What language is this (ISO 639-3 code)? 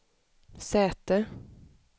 swe